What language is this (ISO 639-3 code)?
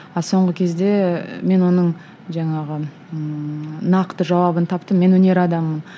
kaz